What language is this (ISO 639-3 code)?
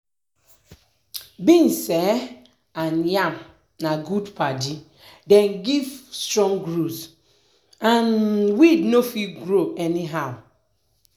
pcm